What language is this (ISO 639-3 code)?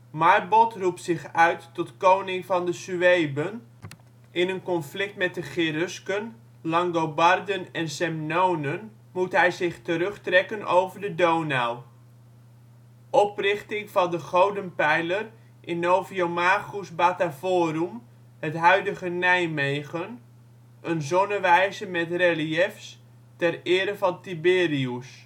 nld